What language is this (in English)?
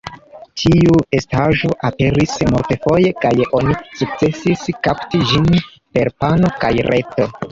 Esperanto